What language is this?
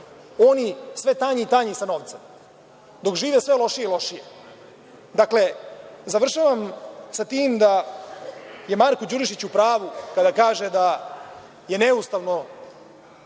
Serbian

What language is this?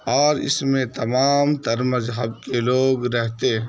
Urdu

